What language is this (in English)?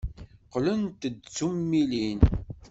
Kabyle